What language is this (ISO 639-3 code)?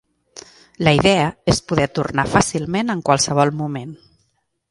cat